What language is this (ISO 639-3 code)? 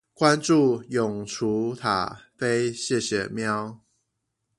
zho